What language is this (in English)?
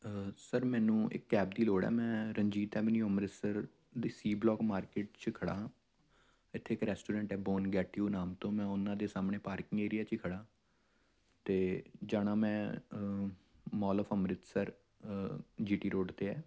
Punjabi